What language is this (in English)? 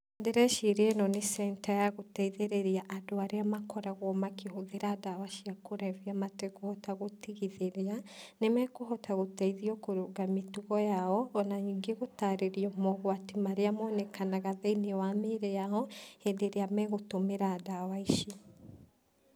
Kikuyu